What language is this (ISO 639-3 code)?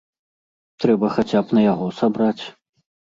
bel